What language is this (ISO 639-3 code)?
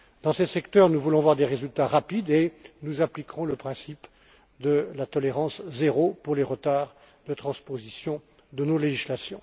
fra